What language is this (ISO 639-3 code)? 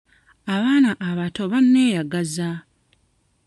lug